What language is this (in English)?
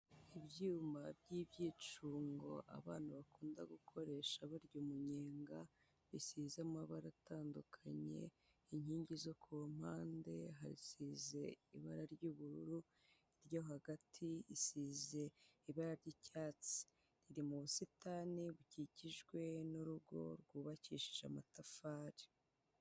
Kinyarwanda